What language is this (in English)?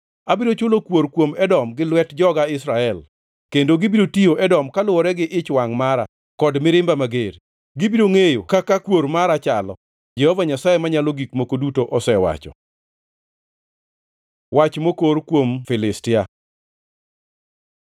Luo (Kenya and Tanzania)